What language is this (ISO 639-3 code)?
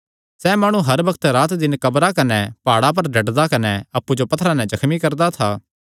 xnr